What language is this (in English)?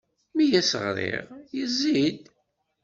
Kabyle